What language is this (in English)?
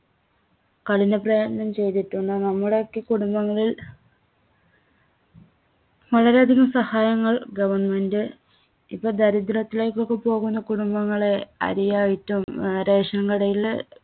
Malayalam